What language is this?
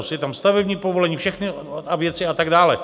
Czech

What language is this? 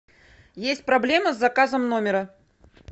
Russian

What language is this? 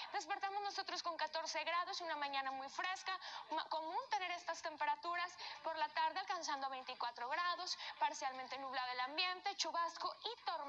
Spanish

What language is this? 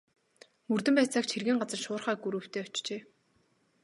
Mongolian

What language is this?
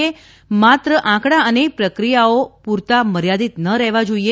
Gujarati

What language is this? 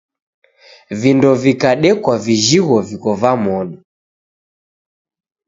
Taita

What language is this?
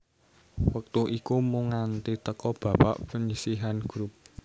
Javanese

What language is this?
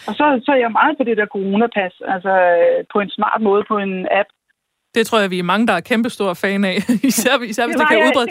Danish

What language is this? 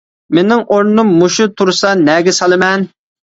Uyghur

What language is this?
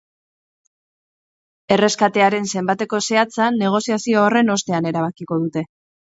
Basque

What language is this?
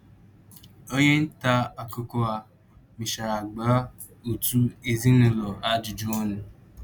Igbo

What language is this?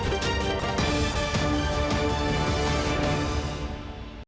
Ukrainian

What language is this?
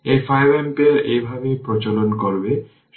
Bangla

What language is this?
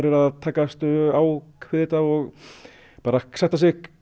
Icelandic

